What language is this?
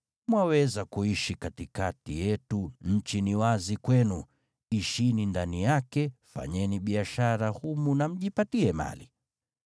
Swahili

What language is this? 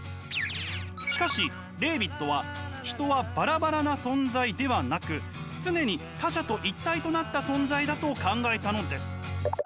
Japanese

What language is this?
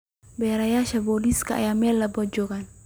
Somali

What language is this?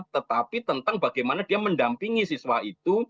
Indonesian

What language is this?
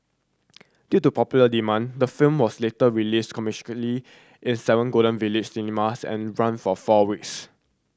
English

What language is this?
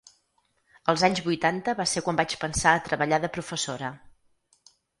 Catalan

